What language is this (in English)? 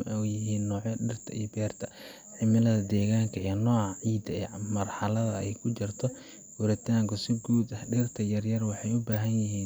Somali